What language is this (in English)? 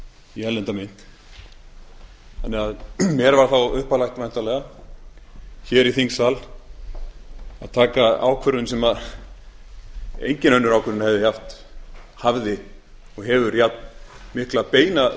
Icelandic